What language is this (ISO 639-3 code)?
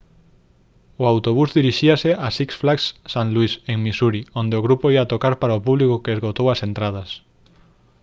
glg